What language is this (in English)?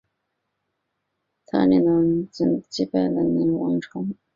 Chinese